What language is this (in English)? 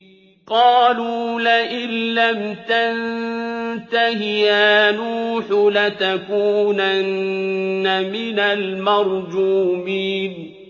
Arabic